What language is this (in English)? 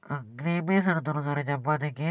Malayalam